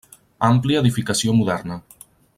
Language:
Catalan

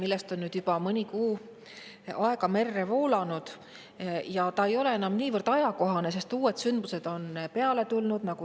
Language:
Estonian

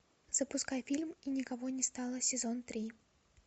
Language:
Russian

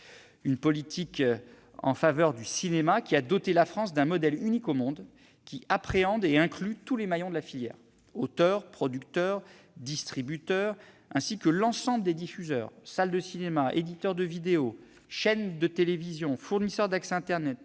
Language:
French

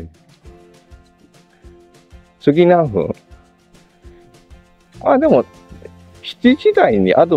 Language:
Japanese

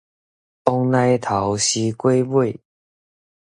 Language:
Min Nan Chinese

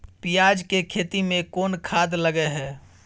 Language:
Maithili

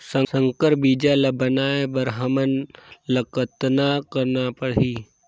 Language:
Chhattisgarhi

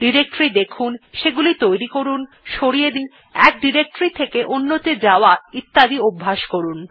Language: Bangla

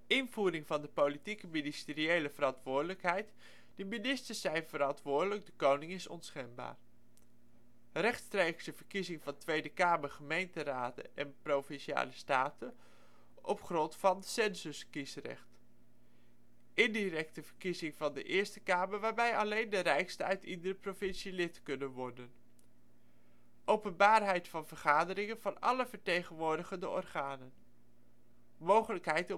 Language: Dutch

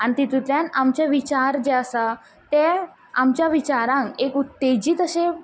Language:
Konkani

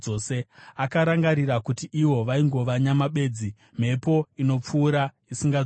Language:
Shona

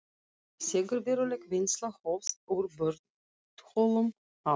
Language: Icelandic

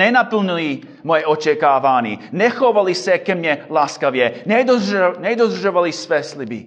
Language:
Czech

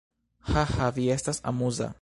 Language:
Esperanto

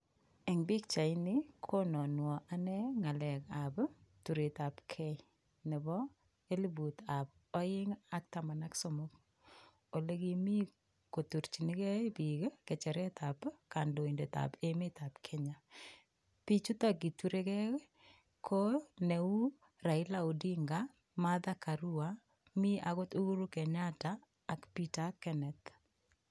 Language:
Kalenjin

